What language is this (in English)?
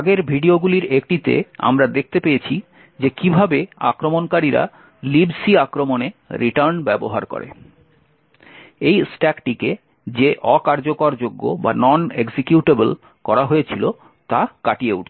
Bangla